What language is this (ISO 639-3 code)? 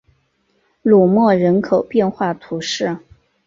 zho